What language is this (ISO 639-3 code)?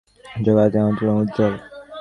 ben